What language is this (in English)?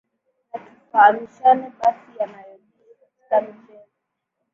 Swahili